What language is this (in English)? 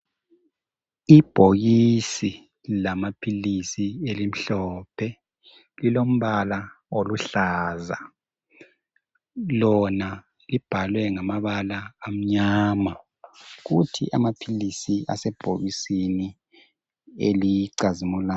North Ndebele